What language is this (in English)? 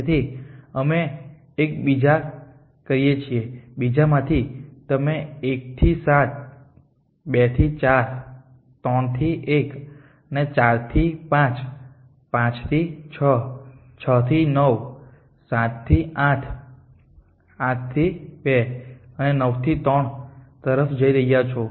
Gujarati